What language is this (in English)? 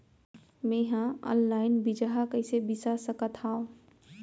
Chhattisgarhi